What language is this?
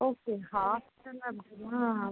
Tamil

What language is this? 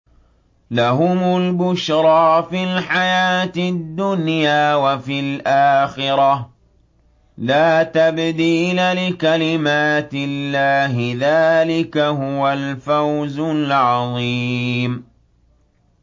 Arabic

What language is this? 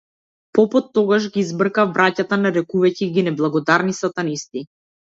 Macedonian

